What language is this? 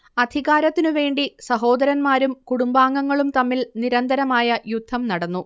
Malayalam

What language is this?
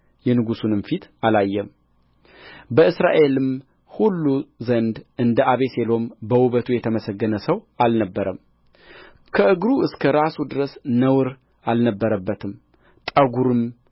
Amharic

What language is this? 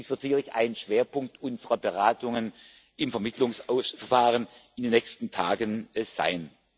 German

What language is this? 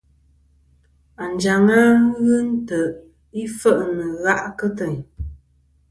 Kom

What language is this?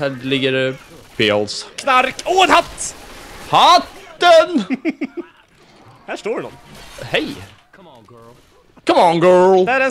Swedish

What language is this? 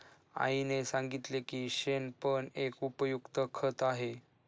Marathi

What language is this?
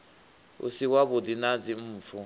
Venda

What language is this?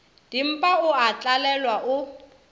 Northern Sotho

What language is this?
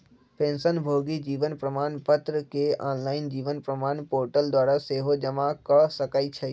Magahi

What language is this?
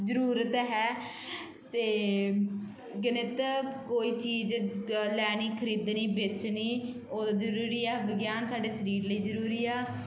Punjabi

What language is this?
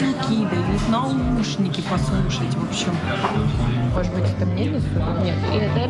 Russian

